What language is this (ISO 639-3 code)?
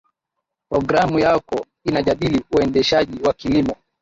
swa